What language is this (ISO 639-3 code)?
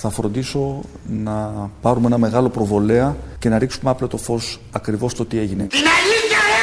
ell